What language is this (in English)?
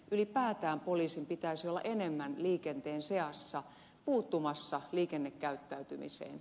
Finnish